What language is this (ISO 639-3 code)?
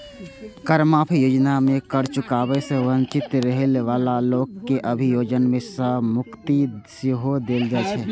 mai